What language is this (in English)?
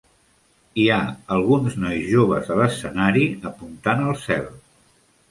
Catalan